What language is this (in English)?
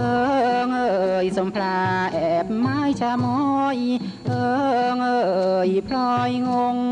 Thai